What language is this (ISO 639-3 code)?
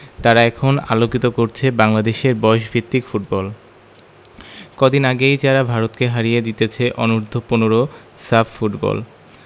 ben